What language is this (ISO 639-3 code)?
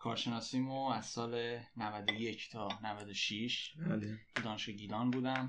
fas